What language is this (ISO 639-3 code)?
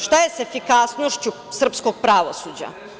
srp